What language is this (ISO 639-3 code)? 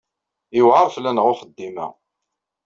kab